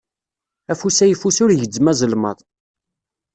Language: Kabyle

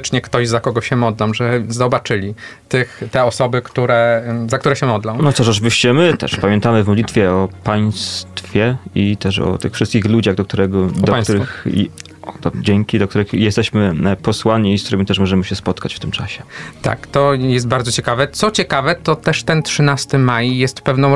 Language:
Polish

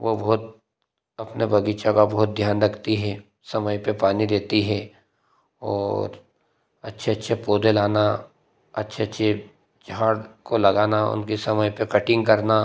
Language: Hindi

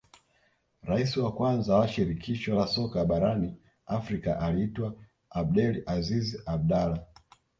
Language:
Swahili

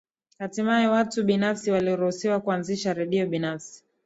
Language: Swahili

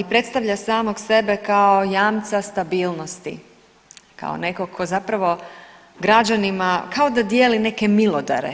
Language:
Croatian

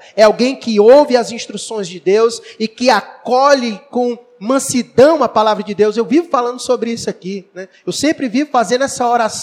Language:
Portuguese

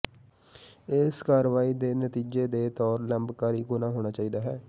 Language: Punjabi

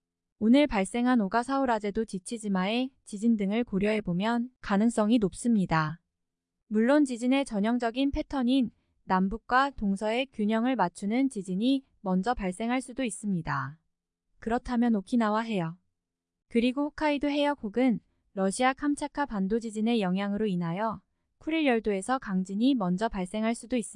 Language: Korean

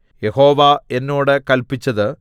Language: Malayalam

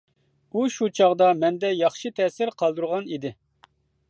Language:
Uyghur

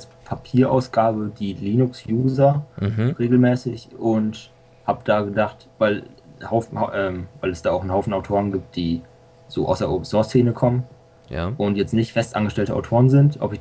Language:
German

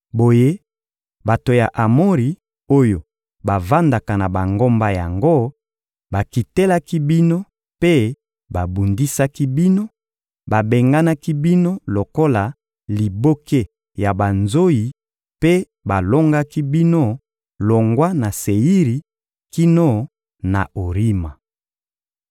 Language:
Lingala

